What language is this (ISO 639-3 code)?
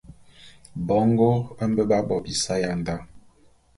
bum